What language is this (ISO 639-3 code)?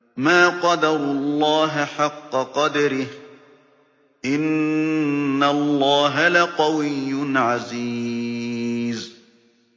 ara